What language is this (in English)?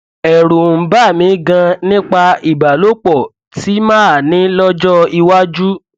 Yoruba